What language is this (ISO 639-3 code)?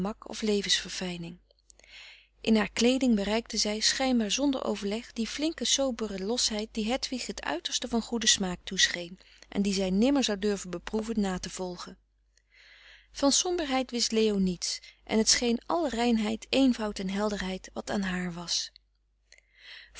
nld